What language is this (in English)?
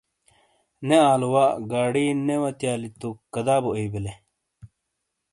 Shina